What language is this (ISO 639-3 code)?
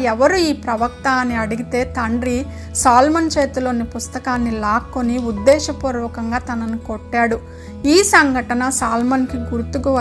tel